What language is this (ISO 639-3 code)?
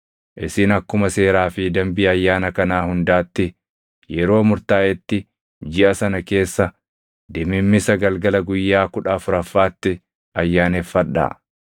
orm